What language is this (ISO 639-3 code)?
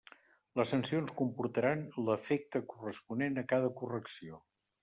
cat